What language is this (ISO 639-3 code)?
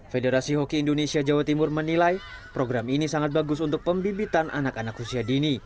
ind